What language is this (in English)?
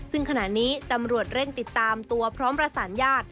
Thai